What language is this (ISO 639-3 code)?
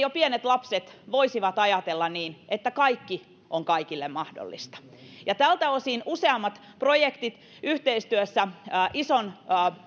fin